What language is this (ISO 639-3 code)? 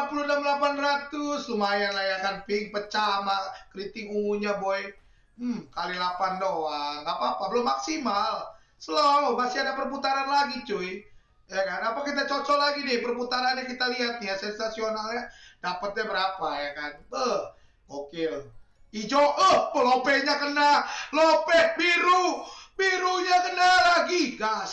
ind